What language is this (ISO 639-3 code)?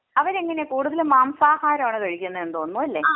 mal